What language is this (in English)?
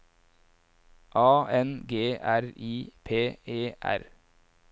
Norwegian